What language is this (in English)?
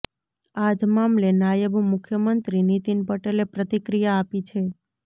Gujarati